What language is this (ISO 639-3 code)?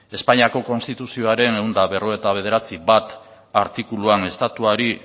eus